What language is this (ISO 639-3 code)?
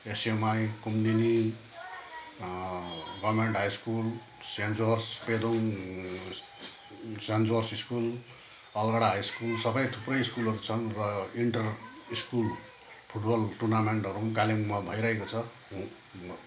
nep